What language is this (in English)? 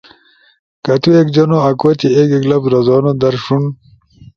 Ushojo